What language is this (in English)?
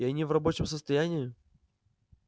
Russian